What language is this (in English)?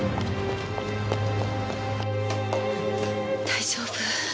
Japanese